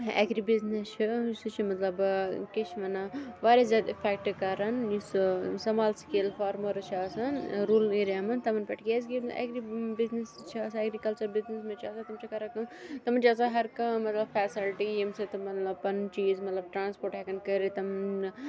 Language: Kashmiri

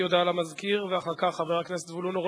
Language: Hebrew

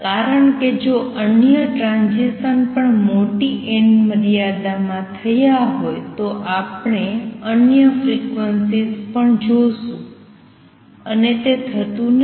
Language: Gujarati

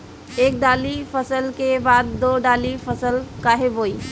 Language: Bhojpuri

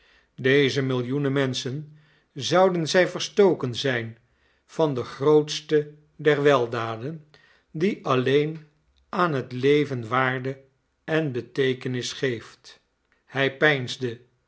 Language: Dutch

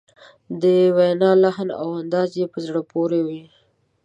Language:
Pashto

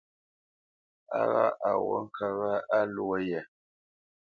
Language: Bamenyam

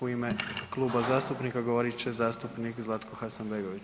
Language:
Croatian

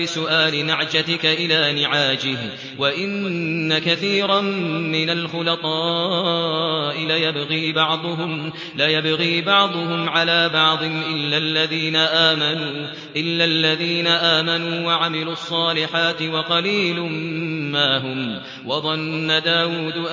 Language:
Arabic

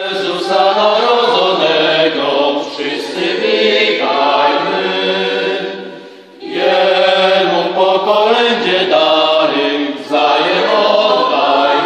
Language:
Ukrainian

